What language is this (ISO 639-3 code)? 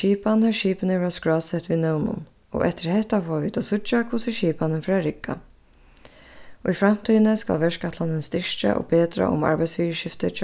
fao